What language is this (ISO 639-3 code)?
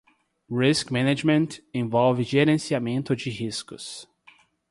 por